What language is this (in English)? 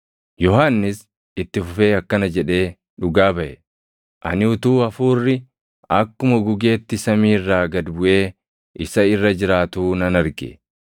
Oromo